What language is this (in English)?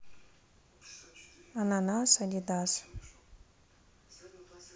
Russian